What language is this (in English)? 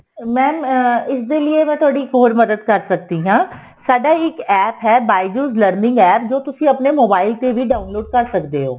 Punjabi